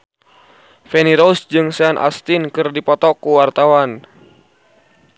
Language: Sundanese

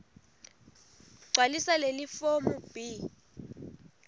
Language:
Swati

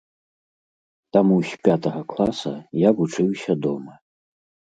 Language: Belarusian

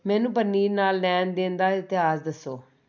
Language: Punjabi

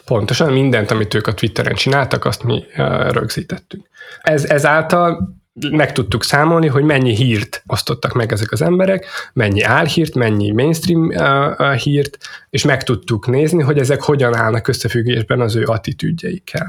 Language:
Hungarian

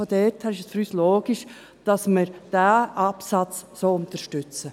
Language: Swiss German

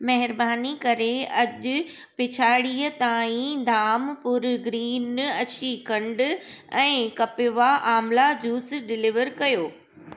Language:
Sindhi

